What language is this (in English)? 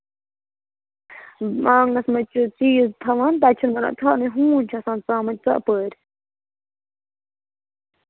Kashmiri